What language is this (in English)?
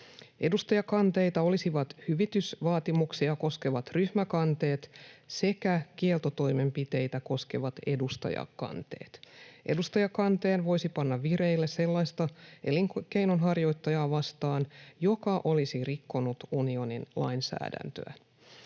Finnish